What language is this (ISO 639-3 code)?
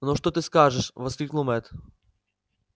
rus